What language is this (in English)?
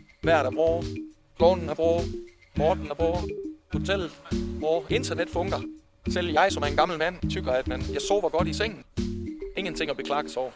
Danish